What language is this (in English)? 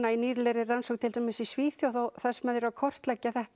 Icelandic